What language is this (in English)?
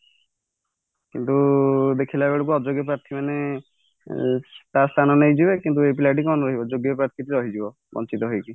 Odia